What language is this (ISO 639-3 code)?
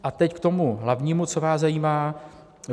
ces